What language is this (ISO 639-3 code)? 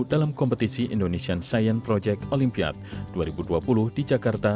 ind